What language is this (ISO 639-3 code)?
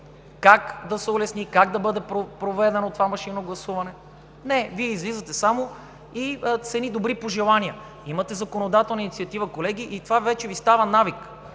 bul